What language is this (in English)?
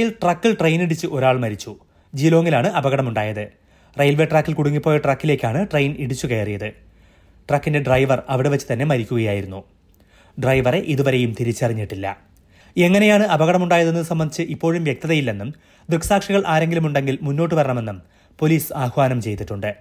Malayalam